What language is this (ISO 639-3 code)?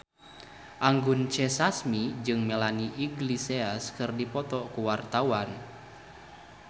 sun